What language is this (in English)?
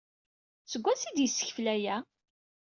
Kabyle